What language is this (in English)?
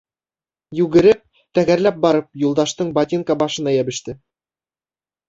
Bashkir